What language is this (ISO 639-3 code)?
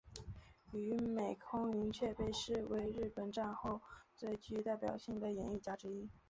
zho